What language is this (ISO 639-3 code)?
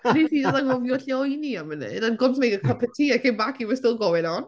cym